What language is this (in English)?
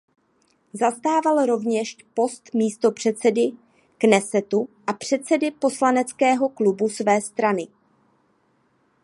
Czech